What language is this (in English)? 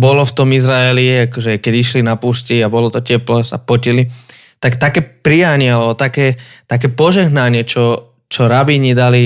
Slovak